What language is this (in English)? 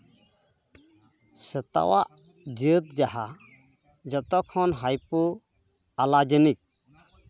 Santali